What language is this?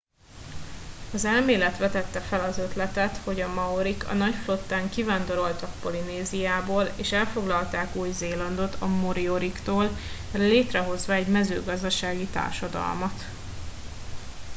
Hungarian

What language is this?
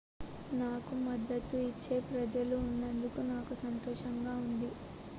Telugu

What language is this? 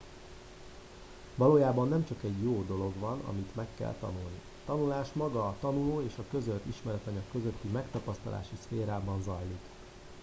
Hungarian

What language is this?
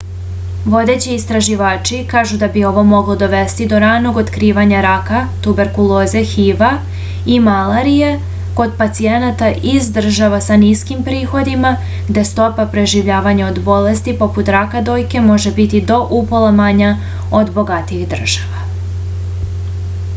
Serbian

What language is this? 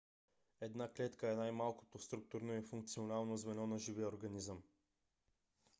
Bulgarian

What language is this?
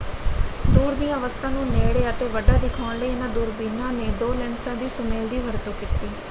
Punjabi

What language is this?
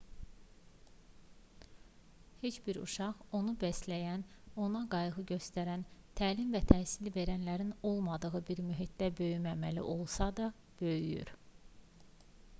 Azerbaijani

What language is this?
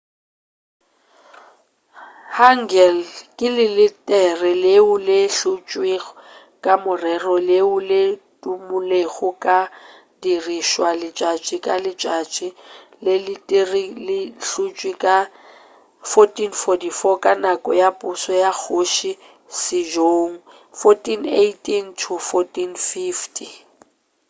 Northern Sotho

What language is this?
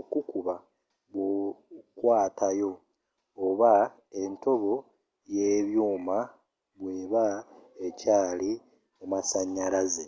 Ganda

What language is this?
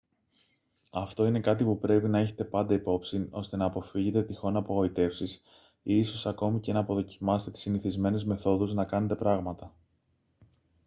Greek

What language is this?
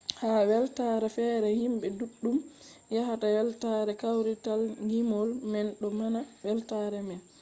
Fula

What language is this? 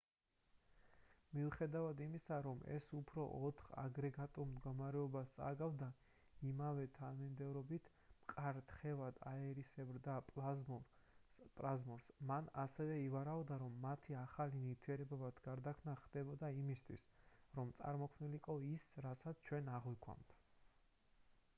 Georgian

